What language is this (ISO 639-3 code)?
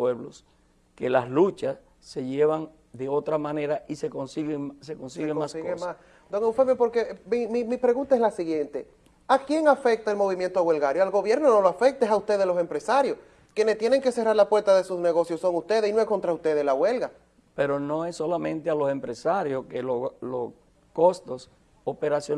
spa